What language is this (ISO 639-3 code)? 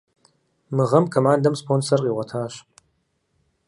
kbd